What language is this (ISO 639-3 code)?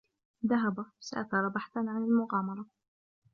ara